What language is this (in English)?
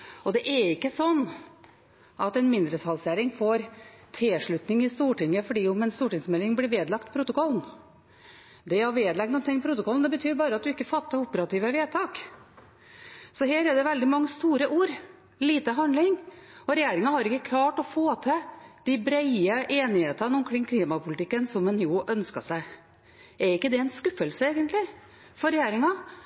Norwegian Bokmål